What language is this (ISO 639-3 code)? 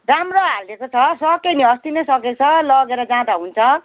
nep